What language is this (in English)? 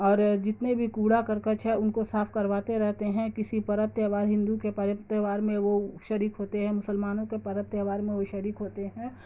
Urdu